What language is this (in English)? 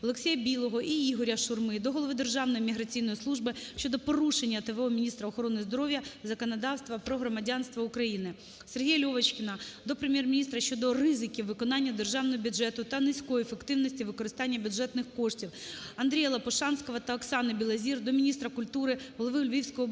Ukrainian